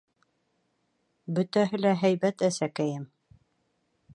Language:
Bashkir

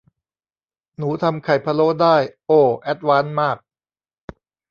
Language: Thai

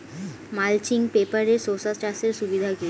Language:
Bangla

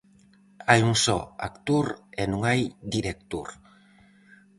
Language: Galician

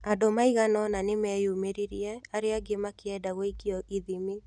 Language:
Kikuyu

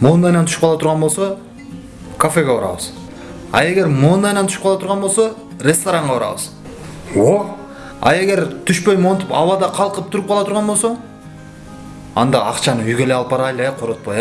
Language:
Korean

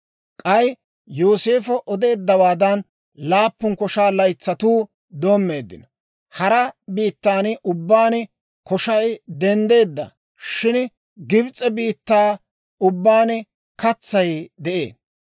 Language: Dawro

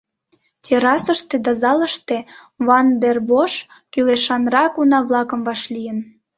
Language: Mari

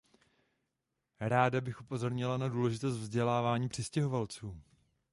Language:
Czech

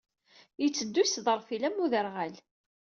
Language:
Kabyle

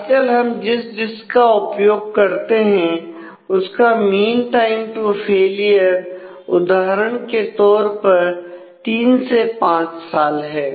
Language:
Hindi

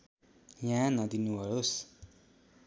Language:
Nepali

